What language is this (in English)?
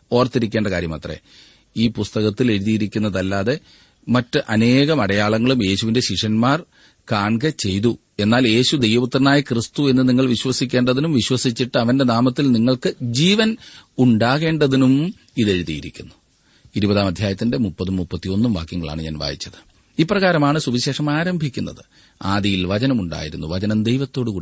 Malayalam